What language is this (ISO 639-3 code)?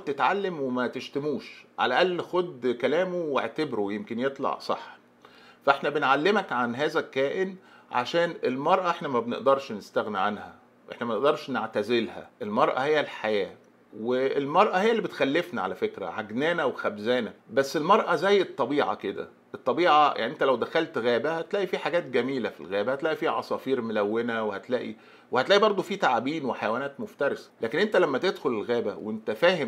ara